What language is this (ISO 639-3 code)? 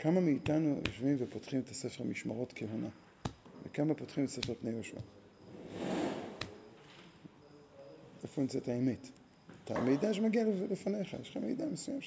heb